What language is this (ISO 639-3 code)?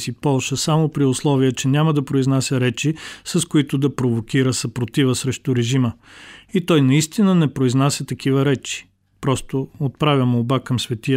bul